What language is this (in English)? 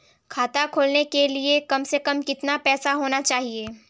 Hindi